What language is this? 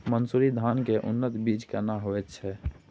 Maithili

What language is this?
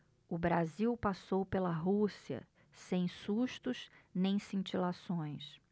Portuguese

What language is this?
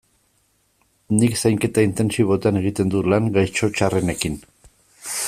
Basque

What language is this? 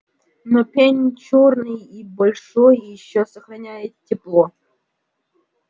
Russian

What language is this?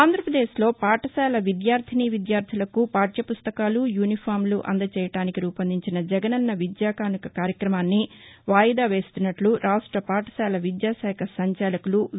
Telugu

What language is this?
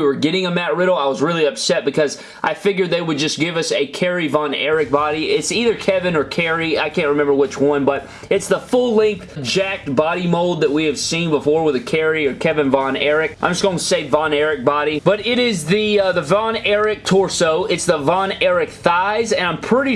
English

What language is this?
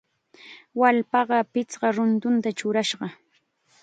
Chiquián Ancash Quechua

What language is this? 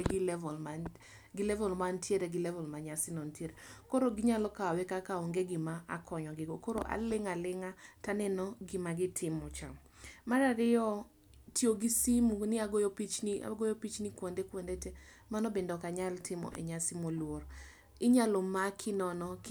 Luo (Kenya and Tanzania)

